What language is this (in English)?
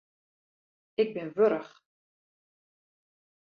Western Frisian